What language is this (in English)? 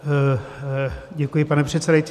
Czech